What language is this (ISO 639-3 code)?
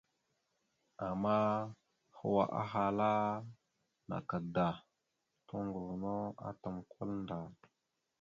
mxu